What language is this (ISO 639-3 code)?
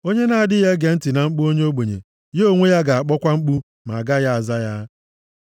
ibo